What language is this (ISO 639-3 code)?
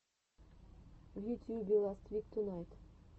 rus